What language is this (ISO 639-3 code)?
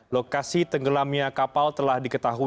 ind